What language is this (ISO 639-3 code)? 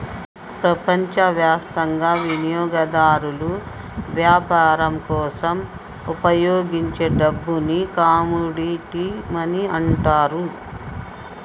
tel